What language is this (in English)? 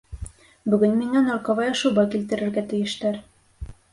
Bashkir